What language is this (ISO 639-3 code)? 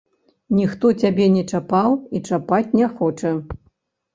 bel